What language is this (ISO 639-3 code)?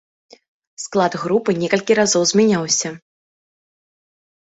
bel